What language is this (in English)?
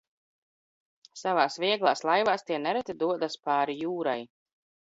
Latvian